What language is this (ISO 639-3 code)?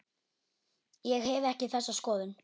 isl